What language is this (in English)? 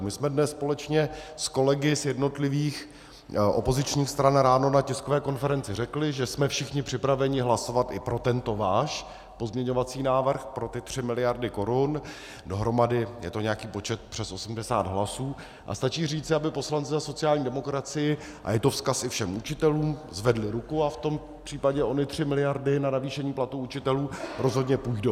Czech